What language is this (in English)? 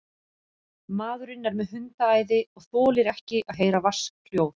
Icelandic